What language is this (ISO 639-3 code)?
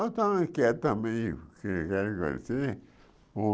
por